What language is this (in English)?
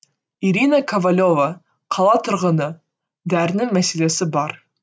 Kazakh